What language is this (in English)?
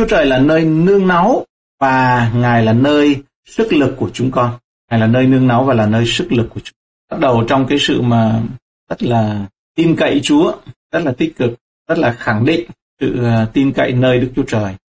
Vietnamese